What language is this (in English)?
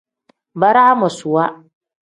Tem